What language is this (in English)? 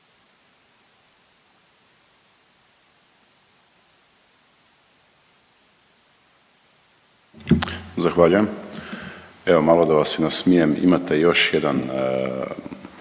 Croatian